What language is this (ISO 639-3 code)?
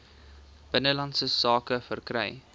afr